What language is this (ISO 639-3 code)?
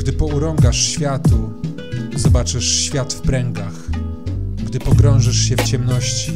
pol